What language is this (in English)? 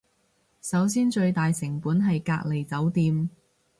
Cantonese